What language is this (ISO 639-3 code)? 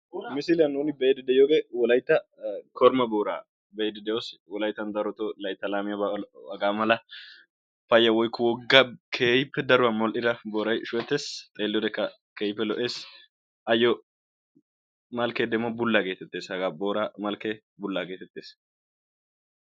wal